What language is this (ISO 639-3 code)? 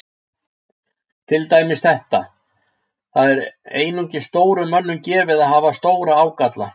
isl